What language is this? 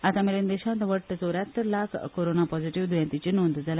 Konkani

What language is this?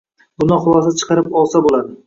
Uzbek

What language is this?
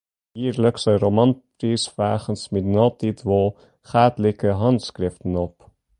Western Frisian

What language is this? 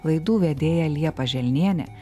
Lithuanian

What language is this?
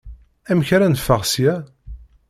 Kabyle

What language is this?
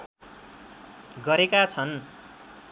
Nepali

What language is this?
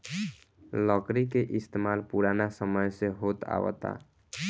Bhojpuri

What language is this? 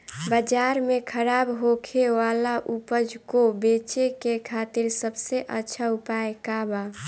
Bhojpuri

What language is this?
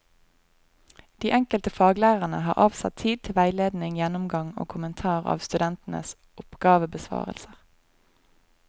Norwegian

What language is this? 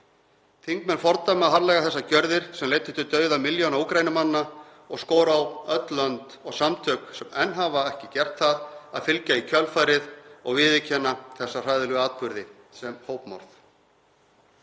Icelandic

